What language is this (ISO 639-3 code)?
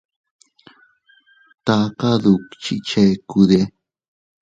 cut